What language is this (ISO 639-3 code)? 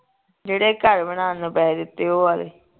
pan